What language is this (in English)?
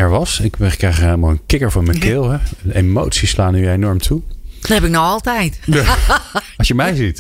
Dutch